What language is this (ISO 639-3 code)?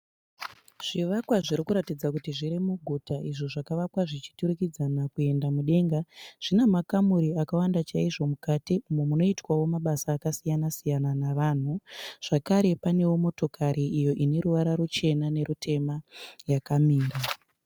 sna